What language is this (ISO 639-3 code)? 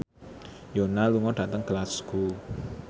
jav